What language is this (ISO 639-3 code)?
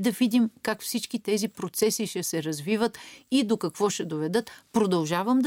bul